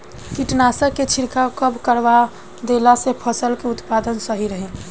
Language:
Bhojpuri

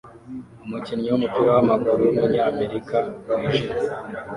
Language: Kinyarwanda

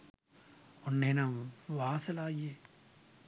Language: Sinhala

